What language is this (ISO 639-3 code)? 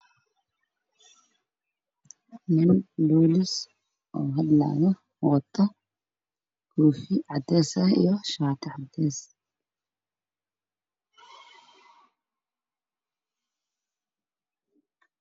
som